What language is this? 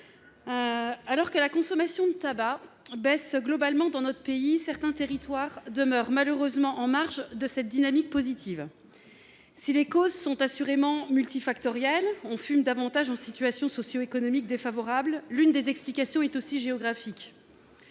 French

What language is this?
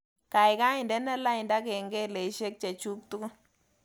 Kalenjin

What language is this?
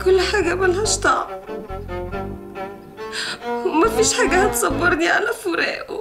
Arabic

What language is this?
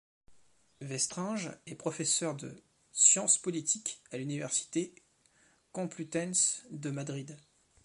French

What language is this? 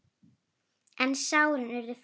Icelandic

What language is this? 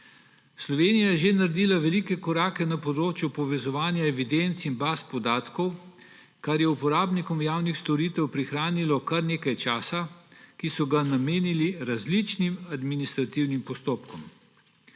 Slovenian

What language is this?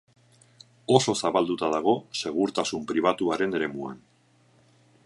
Basque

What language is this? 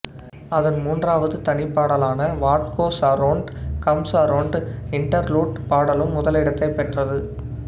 Tamil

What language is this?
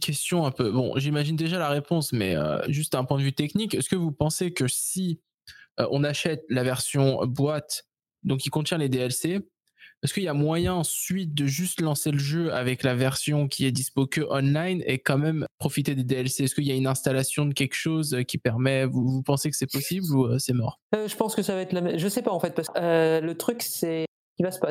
French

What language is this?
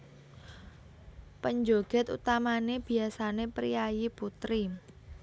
Javanese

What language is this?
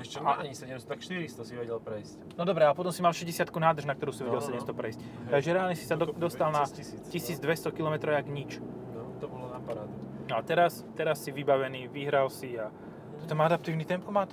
Slovak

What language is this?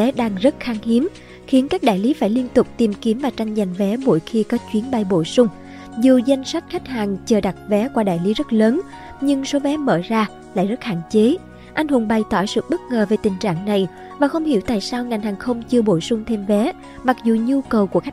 Vietnamese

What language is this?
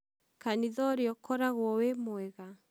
Kikuyu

